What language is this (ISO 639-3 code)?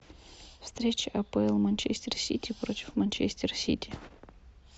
rus